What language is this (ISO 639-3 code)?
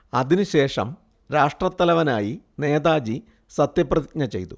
mal